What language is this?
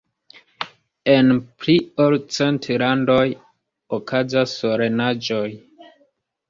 Esperanto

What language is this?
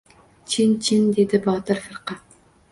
Uzbek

